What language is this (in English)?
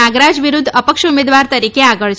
Gujarati